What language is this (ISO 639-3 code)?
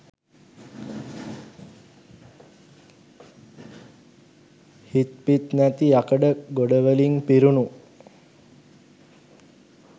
sin